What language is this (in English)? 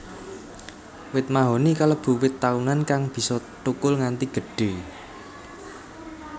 Javanese